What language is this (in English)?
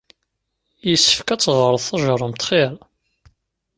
Kabyle